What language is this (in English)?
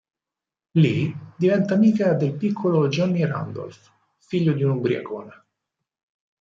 Italian